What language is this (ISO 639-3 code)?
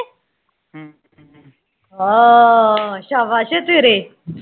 pan